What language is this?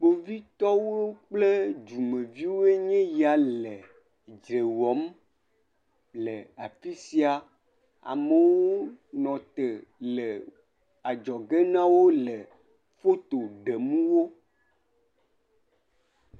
Ewe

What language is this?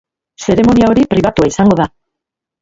Basque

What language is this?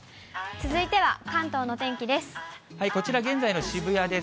Japanese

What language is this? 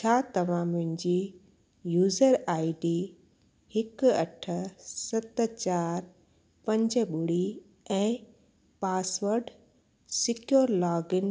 Sindhi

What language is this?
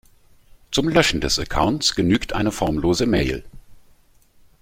German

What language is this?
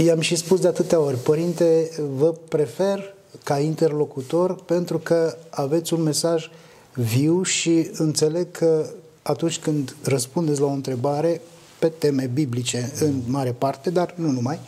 Romanian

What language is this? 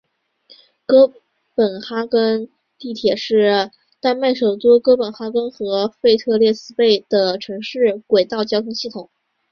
Chinese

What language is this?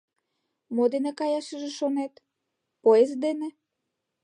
Mari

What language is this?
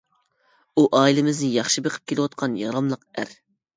Uyghur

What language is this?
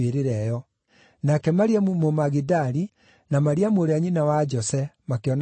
Kikuyu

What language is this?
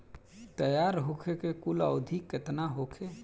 Bhojpuri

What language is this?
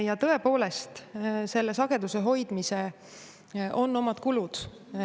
Estonian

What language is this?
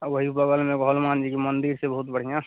Maithili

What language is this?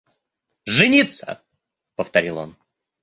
Russian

